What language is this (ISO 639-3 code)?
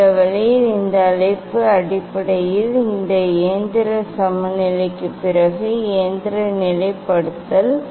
tam